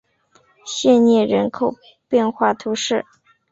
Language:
Chinese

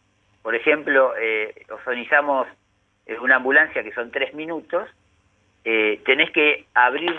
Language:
Spanish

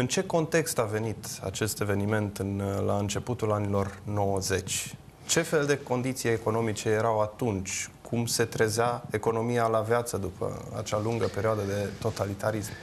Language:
Romanian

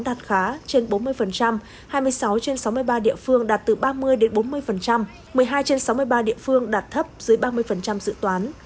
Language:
Vietnamese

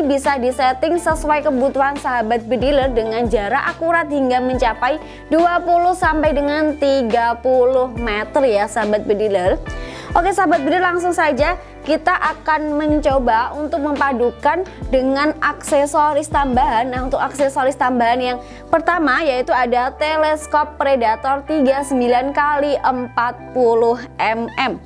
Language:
Indonesian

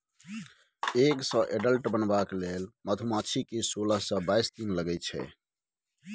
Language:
Maithili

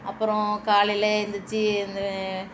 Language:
Tamil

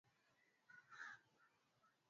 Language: Swahili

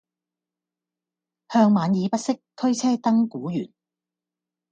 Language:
Cantonese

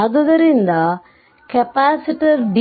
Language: Kannada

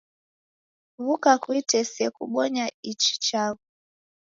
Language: Taita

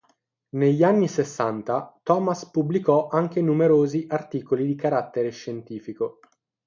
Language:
Italian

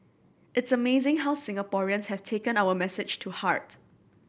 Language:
English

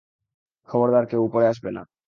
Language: Bangla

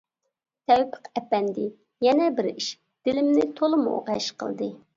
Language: Uyghur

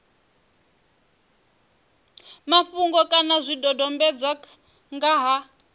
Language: Venda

